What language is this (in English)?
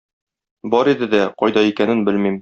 Tatar